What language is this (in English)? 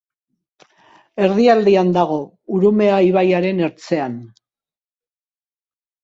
Basque